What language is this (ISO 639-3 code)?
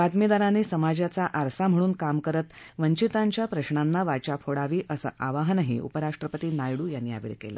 mar